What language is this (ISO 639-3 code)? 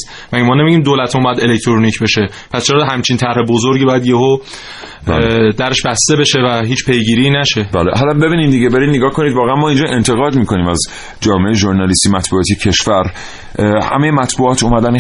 fas